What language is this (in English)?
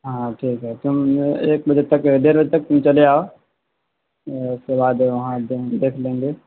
Urdu